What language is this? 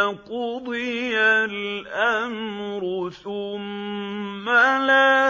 Arabic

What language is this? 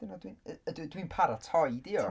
Welsh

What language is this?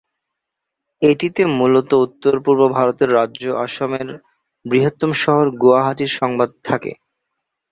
Bangla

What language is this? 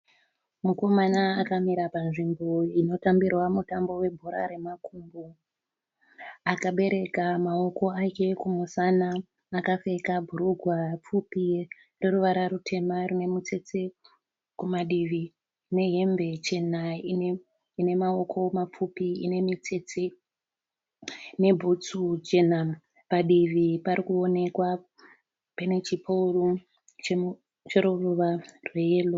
Shona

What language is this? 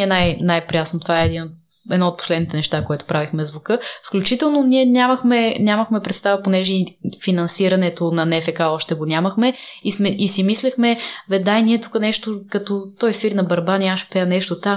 Bulgarian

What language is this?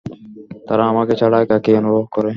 Bangla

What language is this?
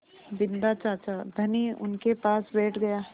Hindi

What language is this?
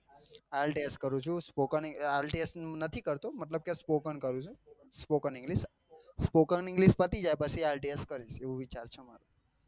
Gujarati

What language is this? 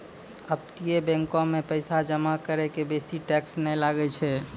Maithili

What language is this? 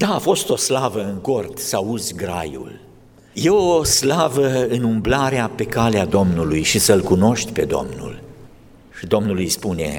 Romanian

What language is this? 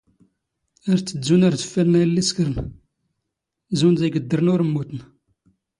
Standard Moroccan Tamazight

